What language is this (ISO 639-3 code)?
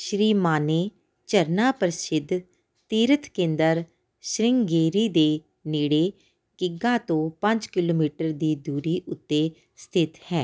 pan